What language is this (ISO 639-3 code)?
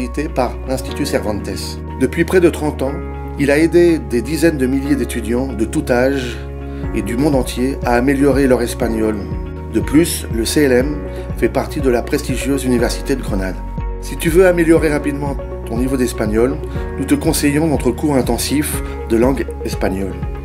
fra